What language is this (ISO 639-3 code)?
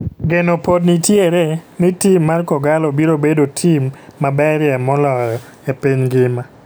luo